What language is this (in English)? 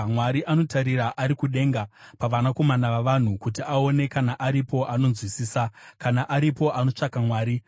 Shona